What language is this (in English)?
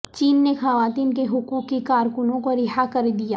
Urdu